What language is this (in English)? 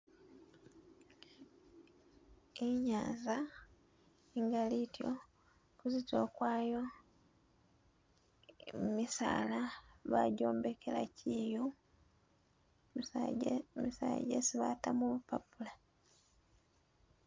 Masaaba